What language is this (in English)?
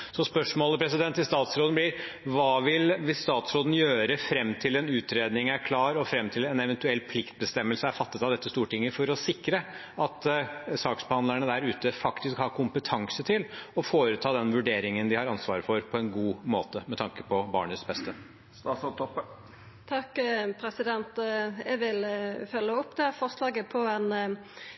Norwegian